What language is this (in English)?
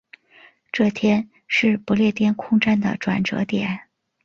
Chinese